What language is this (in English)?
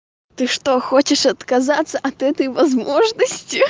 Russian